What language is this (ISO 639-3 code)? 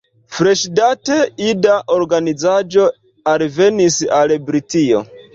epo